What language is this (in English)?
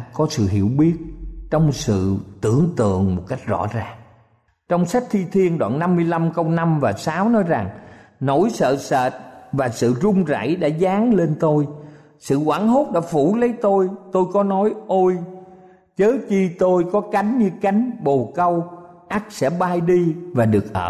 Vietnamese